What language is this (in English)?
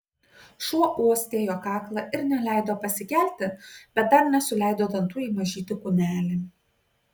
Lithuanian